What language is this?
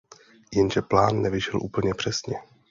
Czech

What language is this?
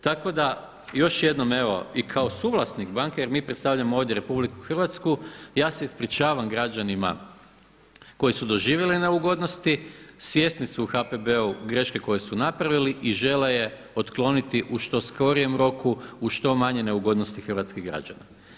Croatian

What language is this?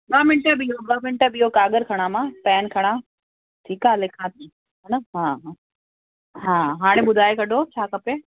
Sindhi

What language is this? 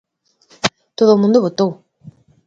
Galician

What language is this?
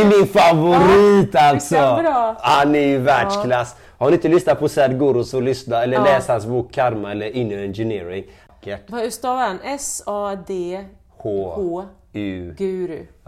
Swedish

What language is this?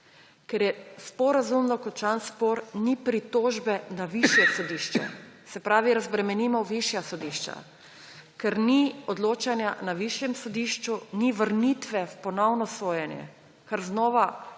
Slovenian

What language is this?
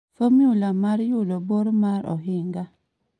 Luo (Kenya and Tanzania)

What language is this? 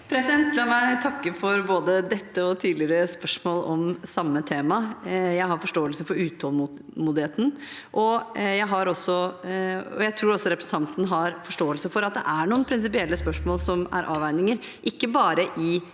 Norwegian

